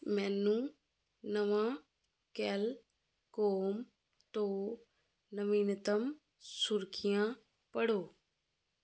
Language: Punjabi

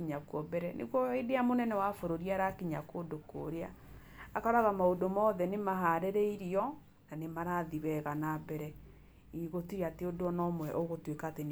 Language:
Kikuyu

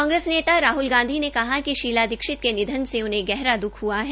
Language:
Hindi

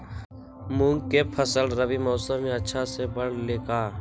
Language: Magahi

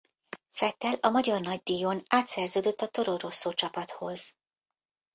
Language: Hungarian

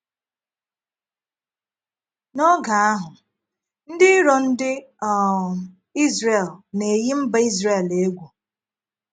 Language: Igbo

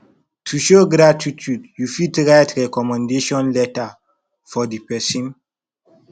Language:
Nigerian Pidgin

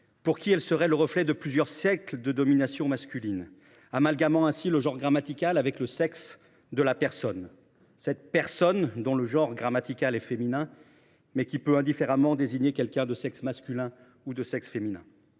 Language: French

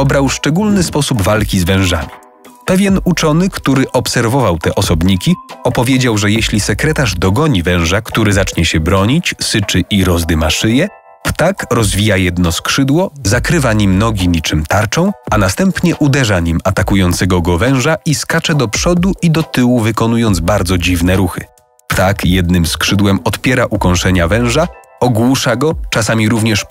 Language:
Polish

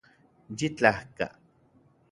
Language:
Central Puebla Nahuatl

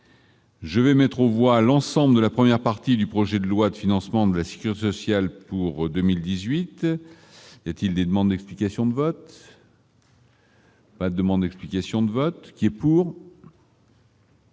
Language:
French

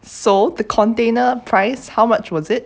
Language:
English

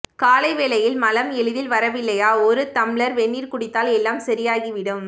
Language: Tamil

